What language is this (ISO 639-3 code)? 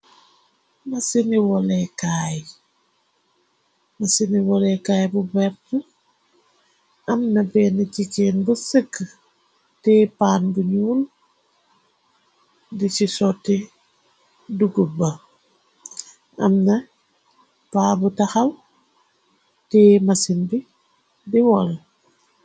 wol